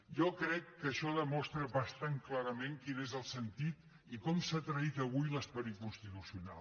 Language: Catalan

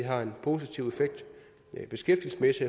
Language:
Danish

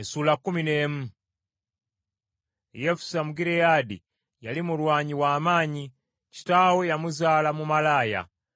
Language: Ganda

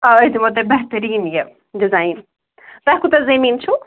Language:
Kashmiri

